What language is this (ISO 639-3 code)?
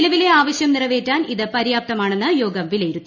mal